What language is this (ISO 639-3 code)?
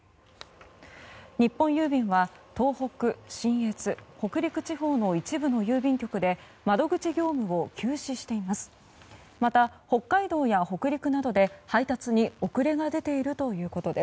jpn